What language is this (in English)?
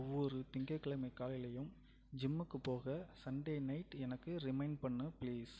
Tamil